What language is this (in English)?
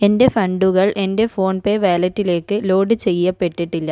Malayalam